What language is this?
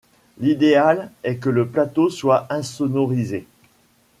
French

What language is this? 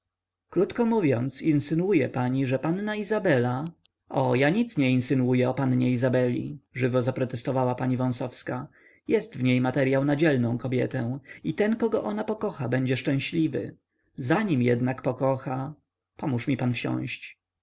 Polish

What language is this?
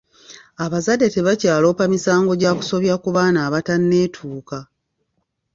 Ganda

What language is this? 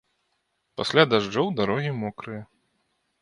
Belarusian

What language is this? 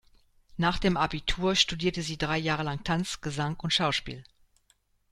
German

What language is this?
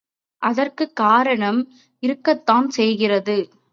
Tamil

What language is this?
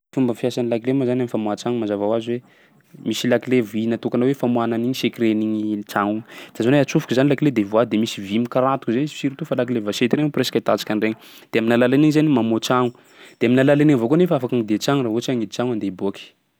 Sakalava Malagasy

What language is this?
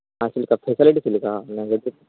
Santali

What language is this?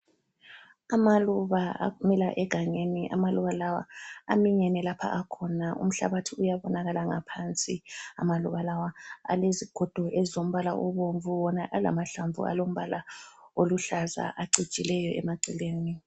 North Ndebele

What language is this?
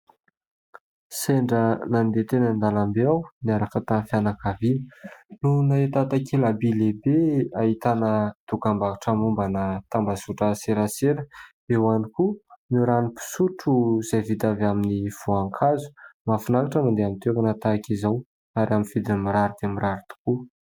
Malagasy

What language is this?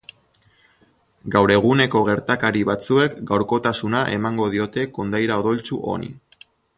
Basque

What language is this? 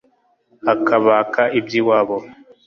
Kinyarwanda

